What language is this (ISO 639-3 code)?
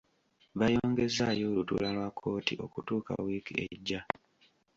lug